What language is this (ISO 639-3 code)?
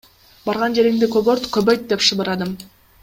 kir